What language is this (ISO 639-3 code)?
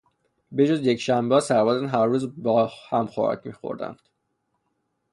fas